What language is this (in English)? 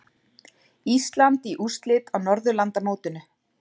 Icelandic